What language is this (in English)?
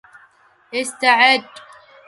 Arabic